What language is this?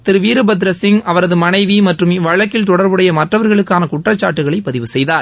Tamil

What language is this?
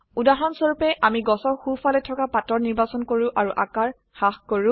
Assamese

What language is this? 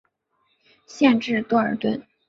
Chinese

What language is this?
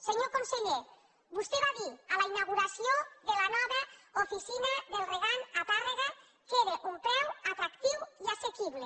Catalan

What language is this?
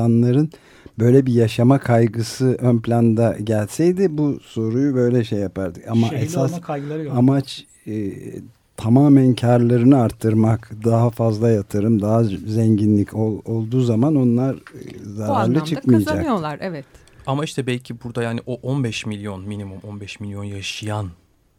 Turkish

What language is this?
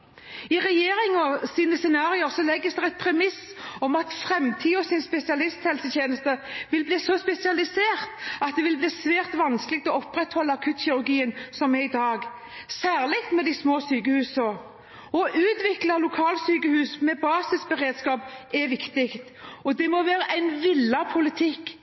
Norwegian Bokmål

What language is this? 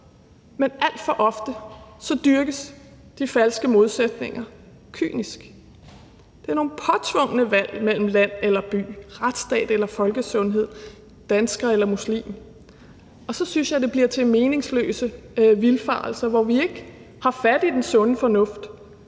Danish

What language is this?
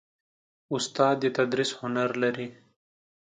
Pashto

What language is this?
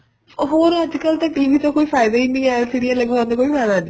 Punjabi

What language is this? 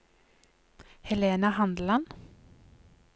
Norwegian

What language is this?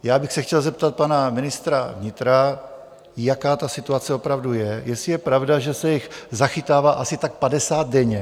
Czech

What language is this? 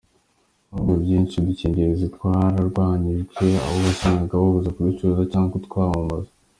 Kinyarwanda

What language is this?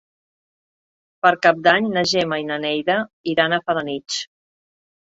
Catalan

